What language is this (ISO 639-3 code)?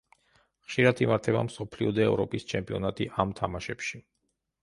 kat